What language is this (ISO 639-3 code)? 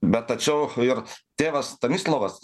lit